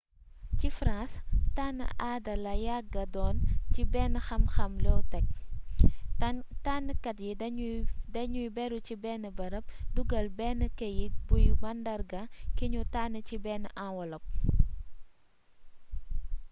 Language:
Wolof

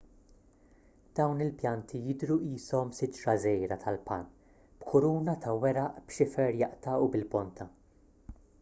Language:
Maltese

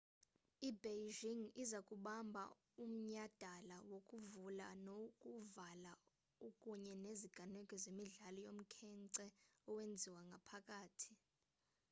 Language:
Xhosa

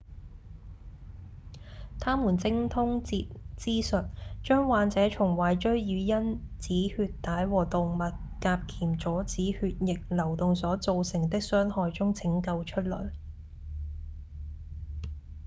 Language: Cantonese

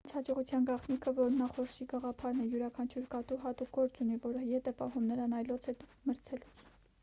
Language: Armenian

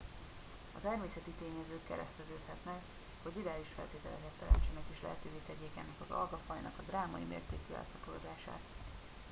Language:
Hungarian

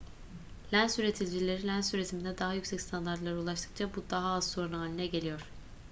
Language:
Turkish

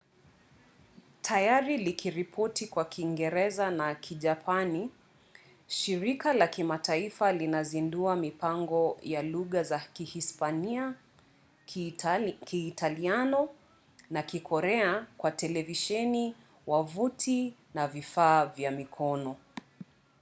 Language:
Swahili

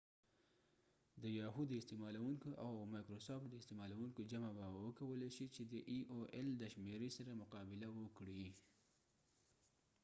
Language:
Pashto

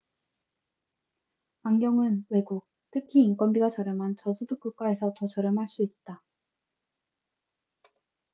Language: Korean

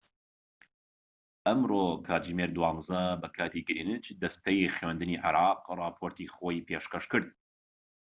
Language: Central Kurdish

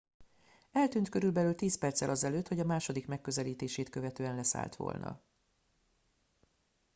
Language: Hungarian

